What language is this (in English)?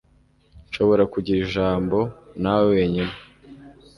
Kinyarwanda